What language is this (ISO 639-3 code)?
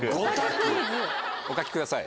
jpn